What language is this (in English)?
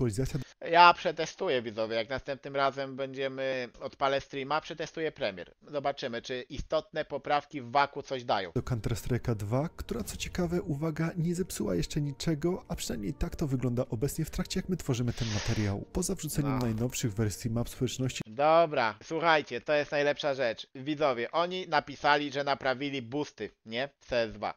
Polish